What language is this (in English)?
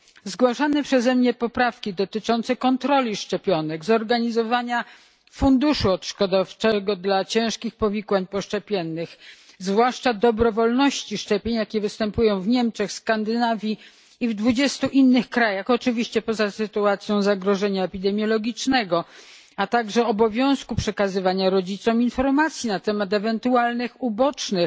Polish